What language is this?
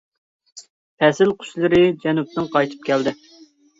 Uyghur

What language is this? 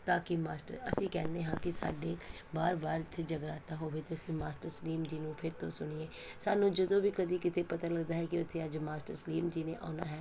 Punjabi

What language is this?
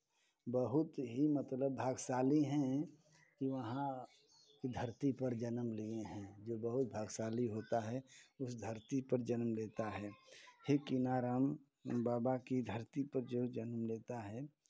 Hindi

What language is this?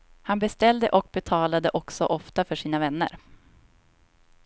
Swedish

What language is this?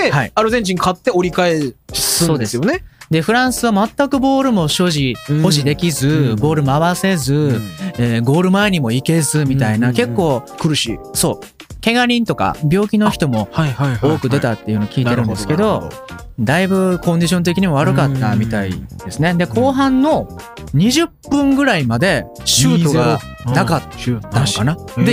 Japanese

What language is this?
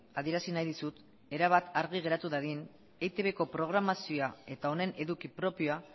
Basque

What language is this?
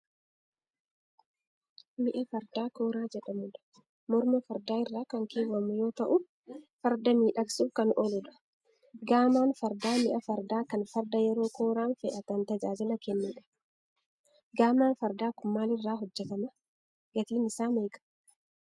Oromo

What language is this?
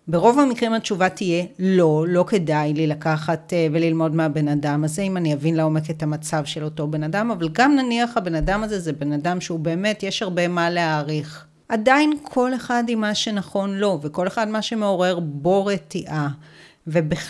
Hebrew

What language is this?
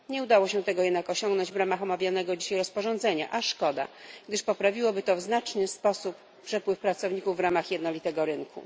Polish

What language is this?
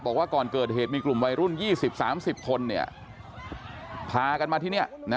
Thai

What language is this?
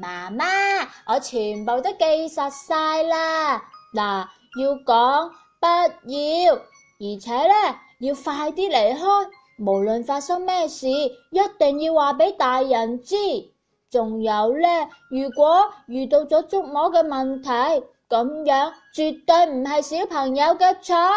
Chinese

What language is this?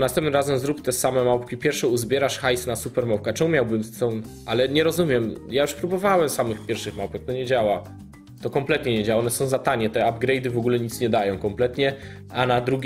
Polish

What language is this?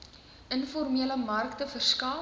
Afrikaans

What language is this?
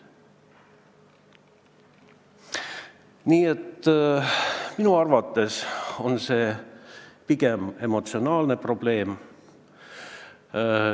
Estonian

